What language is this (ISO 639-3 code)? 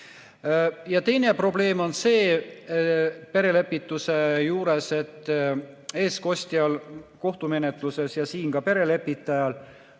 est